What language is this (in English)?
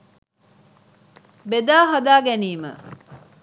Sinhala